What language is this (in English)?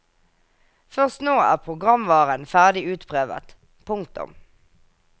Norwegian